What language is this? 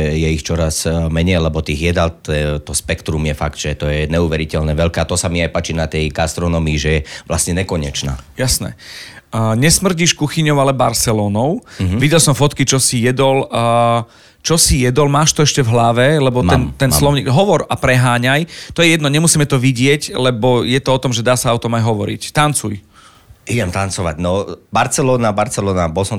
Slovak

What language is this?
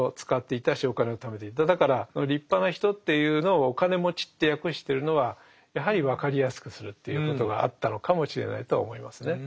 Japanese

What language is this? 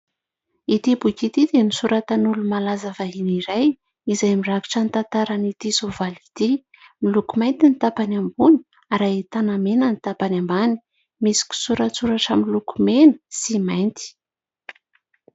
Malagasy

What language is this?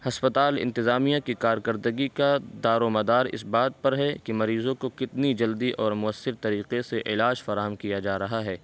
Urdu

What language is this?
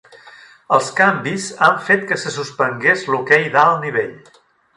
Catalan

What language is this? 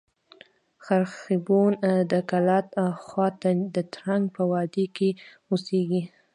Pashto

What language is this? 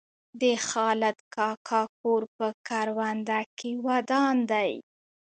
Pashto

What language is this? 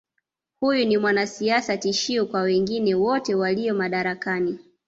Swahili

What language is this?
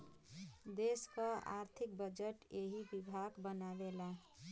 Bhojpuri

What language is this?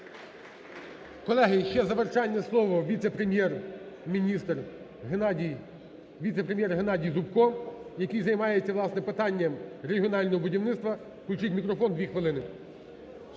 Ukrainian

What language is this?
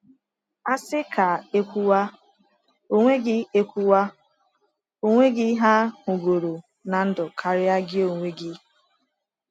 Igbo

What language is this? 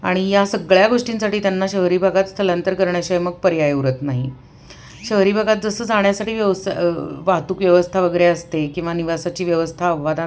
Marathi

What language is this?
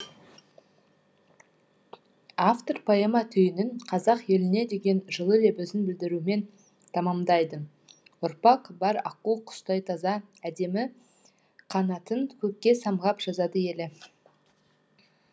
Kazakh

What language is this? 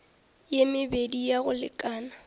Northern Sotho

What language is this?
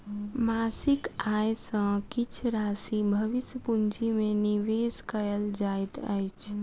Maithili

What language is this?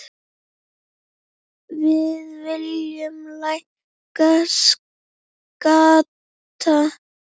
Icelandic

